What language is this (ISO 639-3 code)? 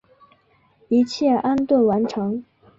zho